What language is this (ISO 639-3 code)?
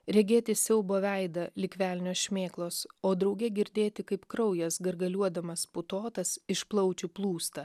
lit